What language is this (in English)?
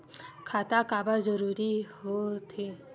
Chhattisgarhi